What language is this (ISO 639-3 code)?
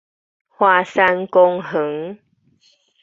nan